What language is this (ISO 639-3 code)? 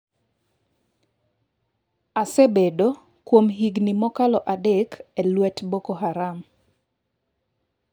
luo